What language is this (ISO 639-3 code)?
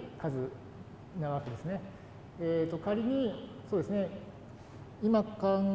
jpn